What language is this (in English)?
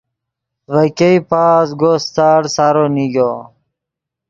Yidgha